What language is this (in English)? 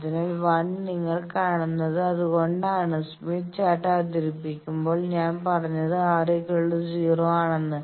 Malayalam